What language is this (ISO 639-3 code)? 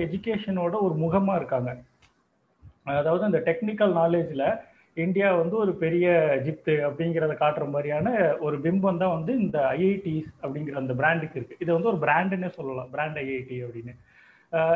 tam